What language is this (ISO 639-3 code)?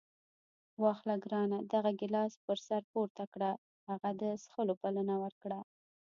pus